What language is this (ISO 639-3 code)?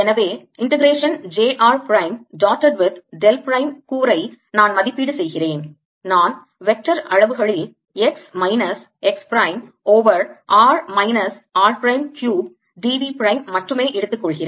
tam